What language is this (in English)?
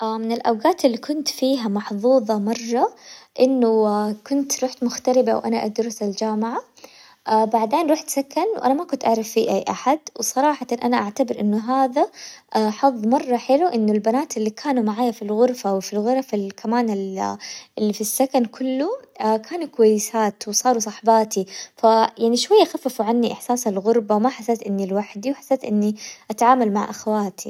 Hijazi Arabic